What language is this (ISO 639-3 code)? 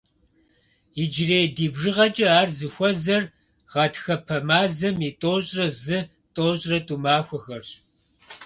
kbd